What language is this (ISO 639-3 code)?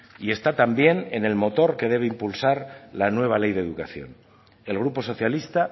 spa